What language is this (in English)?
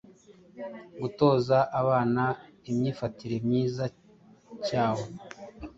Kinyarwanda